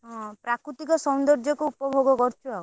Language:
Odia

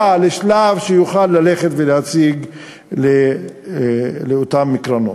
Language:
Hebrew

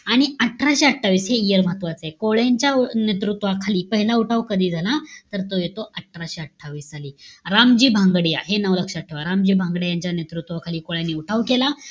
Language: Marathi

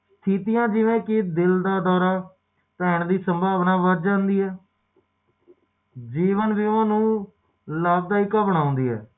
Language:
Punjabi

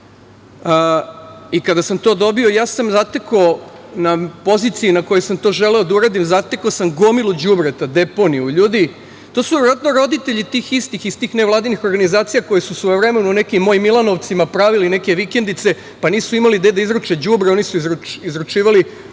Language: Serbian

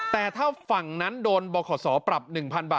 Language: Thai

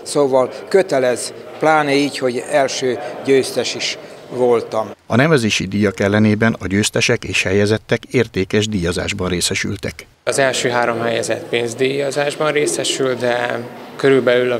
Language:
Hungarian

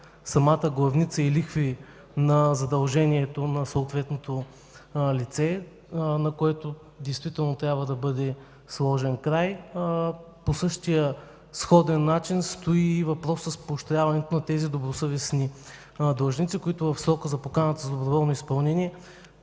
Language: Bulgarian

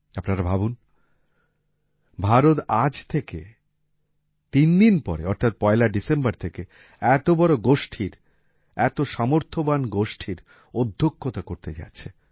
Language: Bangla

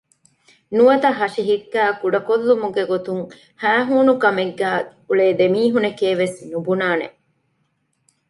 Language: Divehi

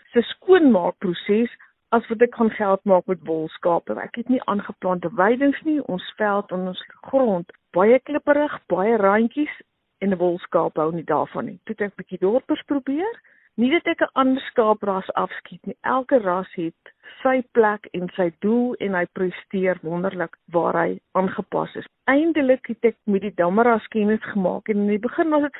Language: Swedish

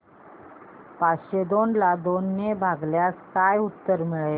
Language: Marathi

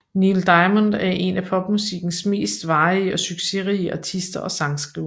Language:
Danish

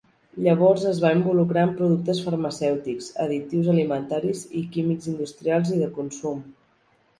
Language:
Catalan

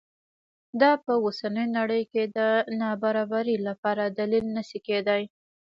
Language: Pashto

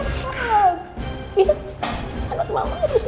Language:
Indonesian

